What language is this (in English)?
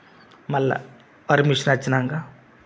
Telugu